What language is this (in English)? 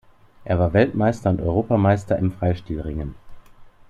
German